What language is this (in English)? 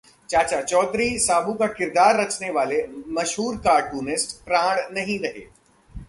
Hindi